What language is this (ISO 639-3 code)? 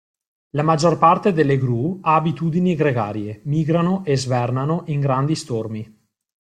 ita